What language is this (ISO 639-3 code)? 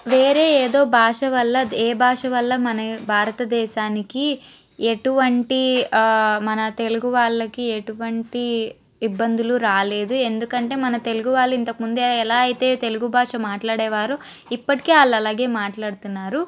tel